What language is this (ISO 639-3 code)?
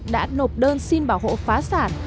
vie